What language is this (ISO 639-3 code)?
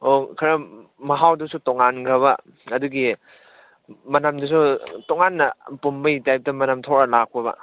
mni